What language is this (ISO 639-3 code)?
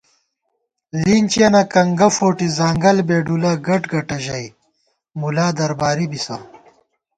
gwt